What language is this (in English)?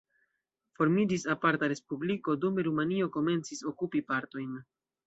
Esperanto